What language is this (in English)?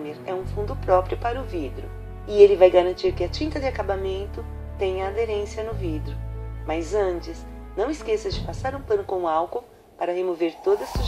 Portuguese